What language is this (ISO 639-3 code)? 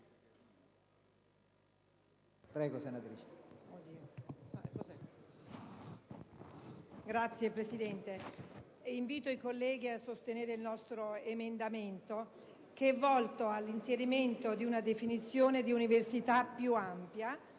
ita